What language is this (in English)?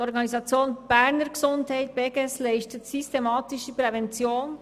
Swiss German